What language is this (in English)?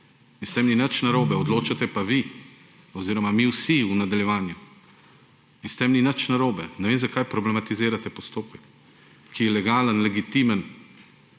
Slovenian